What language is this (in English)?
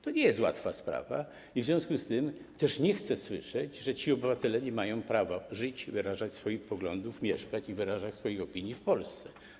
Polish